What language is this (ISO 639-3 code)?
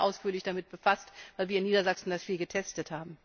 deu